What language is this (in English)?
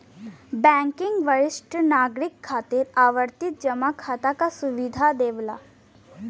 Bhojpuri